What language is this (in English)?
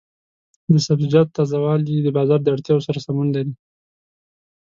Pashto